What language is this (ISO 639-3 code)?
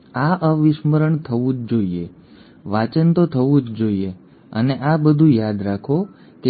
guj